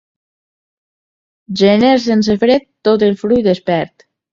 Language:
Catalan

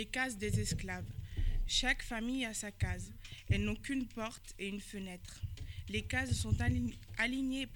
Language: French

